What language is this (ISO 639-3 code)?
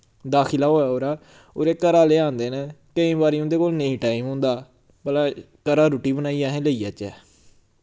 doi